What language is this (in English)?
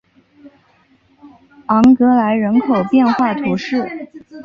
Chinese